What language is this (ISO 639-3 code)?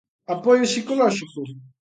glg